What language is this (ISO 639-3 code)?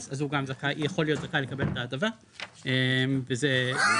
heb